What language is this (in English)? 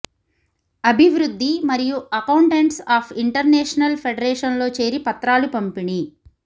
Telugu